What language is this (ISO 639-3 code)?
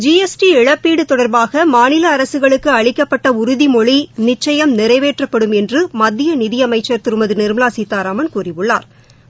tam